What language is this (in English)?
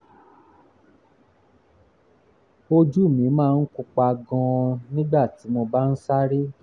Yoruba